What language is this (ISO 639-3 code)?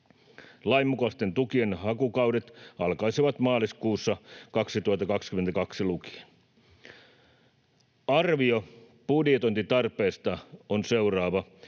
fin